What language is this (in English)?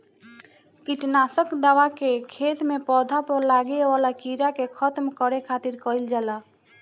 Bhojpuri